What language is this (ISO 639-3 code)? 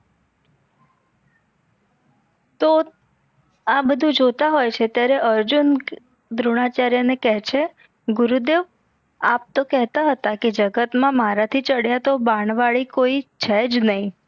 guj